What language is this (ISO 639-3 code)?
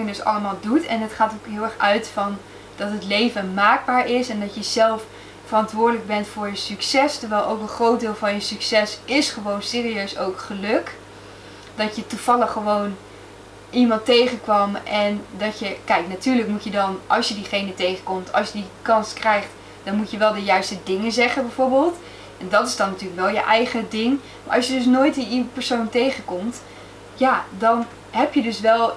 nld